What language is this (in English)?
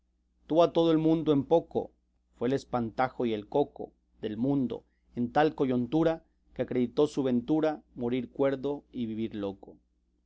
Spanish